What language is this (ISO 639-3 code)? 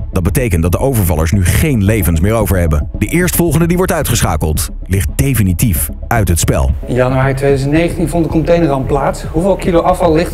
nld